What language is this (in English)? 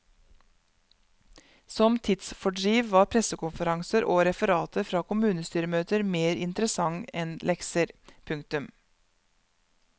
Norwegian